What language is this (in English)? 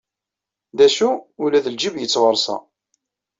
Kabyle